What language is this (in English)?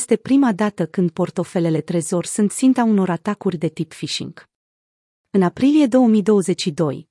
Romanian